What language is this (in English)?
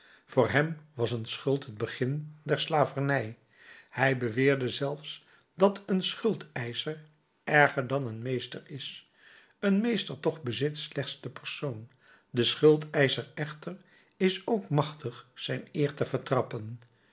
Dutch